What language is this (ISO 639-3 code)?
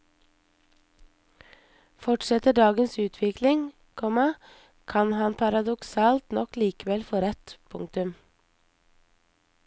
nor